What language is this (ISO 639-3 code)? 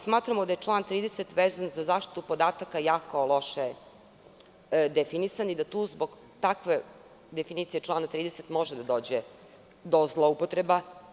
srp